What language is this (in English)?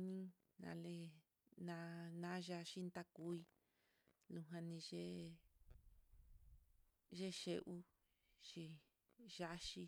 Mitlatongo Mixtec